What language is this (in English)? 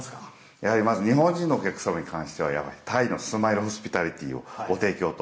Japanese